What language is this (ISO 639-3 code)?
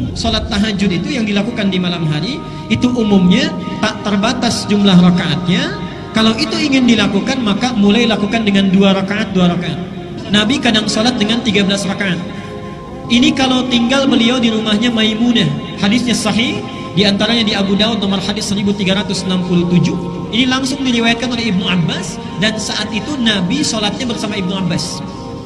ind